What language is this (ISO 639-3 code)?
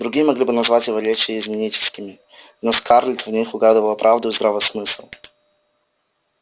rus